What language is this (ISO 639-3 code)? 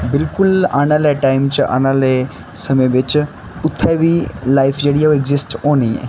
doi